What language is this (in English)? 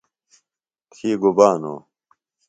Phalura